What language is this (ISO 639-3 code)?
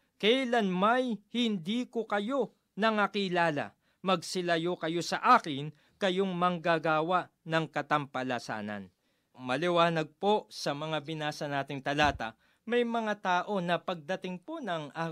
fil